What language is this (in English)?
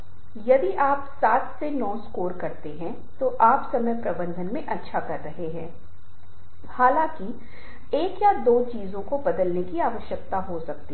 Hindi